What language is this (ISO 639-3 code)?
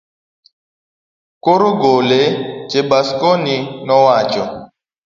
luo